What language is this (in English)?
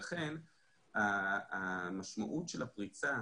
Hebrew